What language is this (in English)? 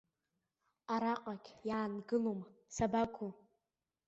Abkhazian